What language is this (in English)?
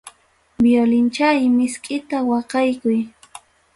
Ayacucho Quechua